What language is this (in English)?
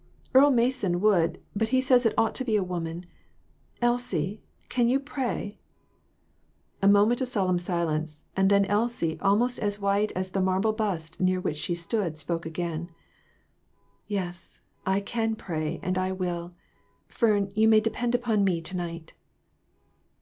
English